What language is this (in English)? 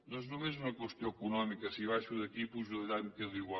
Catalan